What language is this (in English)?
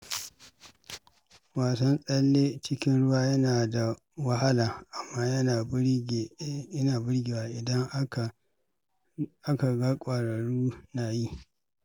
Hausa